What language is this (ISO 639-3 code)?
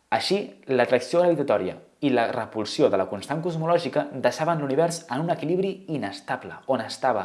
cat